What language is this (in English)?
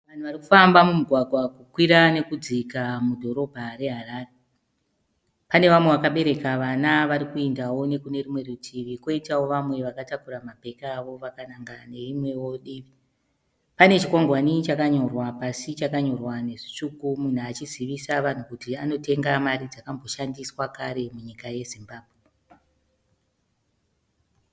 Shona